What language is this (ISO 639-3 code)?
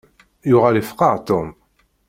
kab